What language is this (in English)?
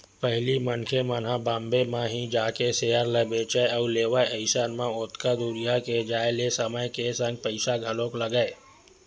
Chhattisgarhi